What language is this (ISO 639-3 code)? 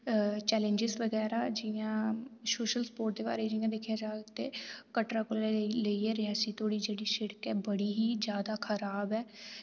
doi